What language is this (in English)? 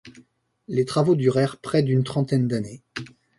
French